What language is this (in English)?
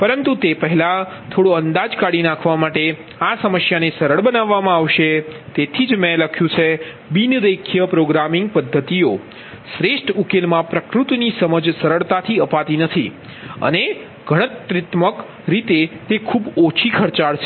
Gujarati